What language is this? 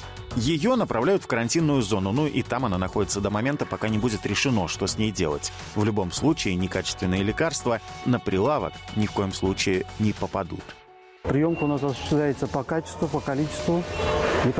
Russian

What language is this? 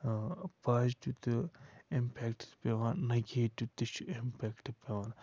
Kashmiri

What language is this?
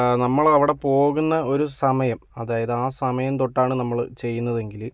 Malayalam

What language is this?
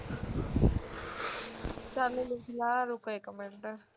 Punjabi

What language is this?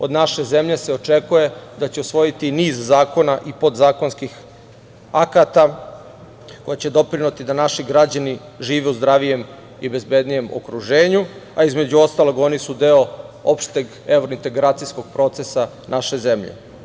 Serbian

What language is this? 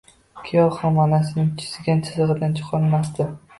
Uzbek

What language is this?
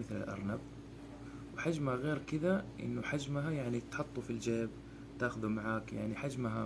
Arabic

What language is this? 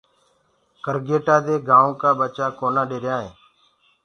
Gurgula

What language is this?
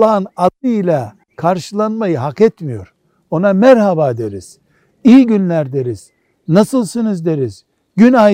Turkish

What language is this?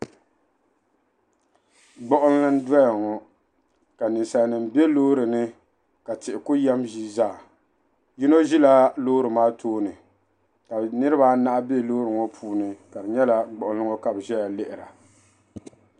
Dagbani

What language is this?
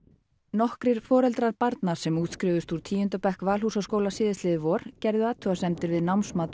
Icelandic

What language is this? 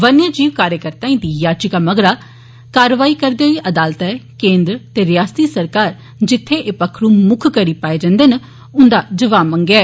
Dogri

